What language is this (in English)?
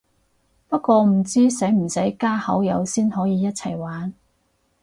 Cantonese